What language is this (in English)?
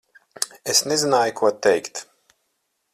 Latvian